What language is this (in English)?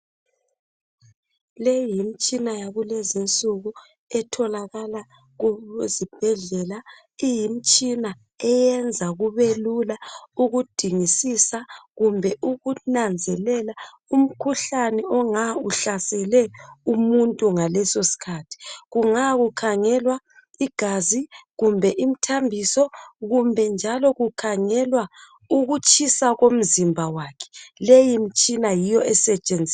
North Ndebele